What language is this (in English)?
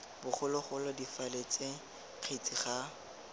Tswana